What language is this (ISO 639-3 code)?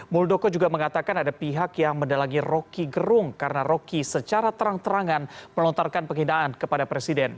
ind